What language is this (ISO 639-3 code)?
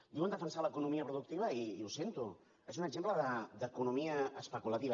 cat